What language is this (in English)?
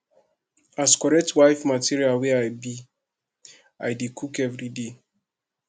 Nigerian Pidgin